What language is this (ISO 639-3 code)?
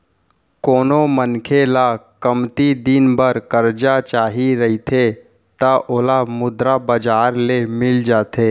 hne